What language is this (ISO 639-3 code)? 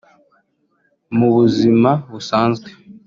kin